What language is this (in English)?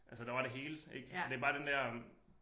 Danish